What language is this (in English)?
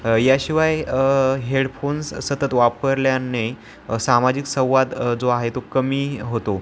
Marathi